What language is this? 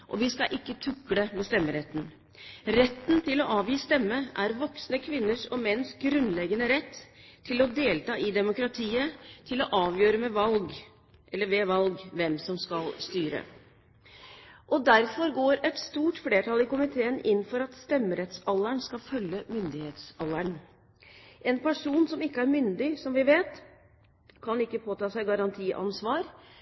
Norwegian Bokmål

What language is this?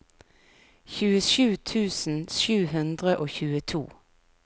Norwegian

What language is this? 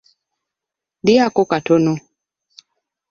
Ganda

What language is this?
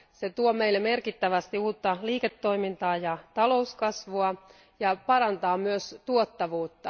Finnish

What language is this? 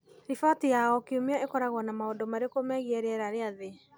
Kikuyu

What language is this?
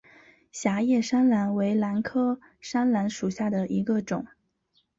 Chinese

